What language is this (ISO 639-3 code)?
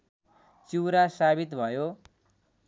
nep